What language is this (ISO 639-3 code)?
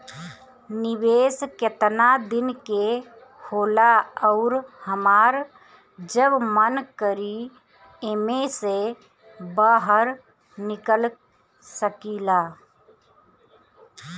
bho